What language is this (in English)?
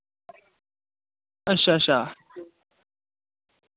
Dogri